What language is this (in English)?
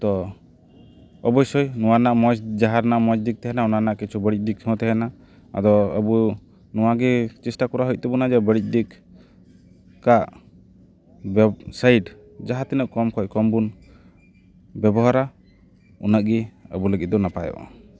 Santali